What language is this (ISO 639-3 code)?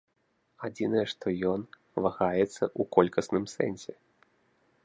bel